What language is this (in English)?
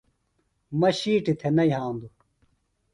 Phalura